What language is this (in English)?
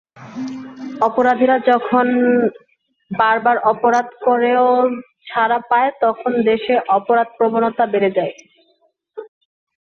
Bangla